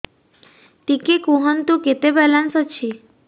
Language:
Odia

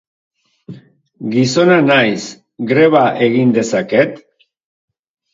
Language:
Basque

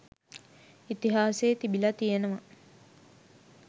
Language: Sinhala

